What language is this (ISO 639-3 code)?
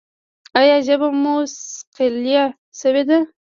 pus